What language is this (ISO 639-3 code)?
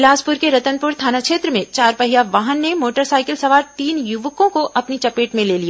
hin